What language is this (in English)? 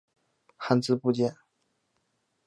Chinese